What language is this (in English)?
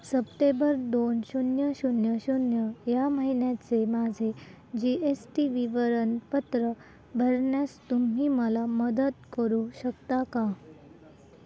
Marathi